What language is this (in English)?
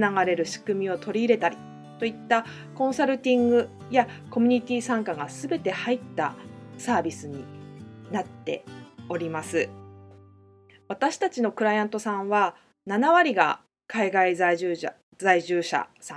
Japanese